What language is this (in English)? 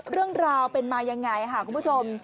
Thai